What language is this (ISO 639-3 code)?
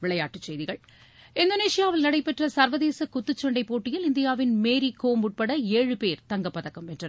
tam